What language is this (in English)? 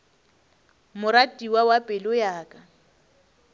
Northern Sotho